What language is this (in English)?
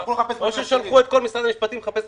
Hebrew